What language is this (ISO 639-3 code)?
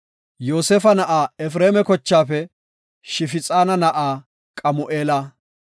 gof